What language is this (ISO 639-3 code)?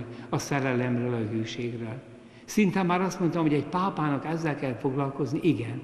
hun